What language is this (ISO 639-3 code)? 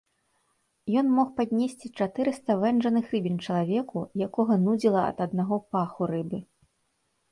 bel